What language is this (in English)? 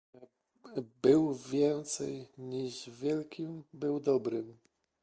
Polish